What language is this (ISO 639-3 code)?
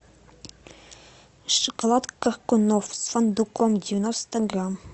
rus